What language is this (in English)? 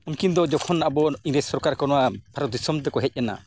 Santali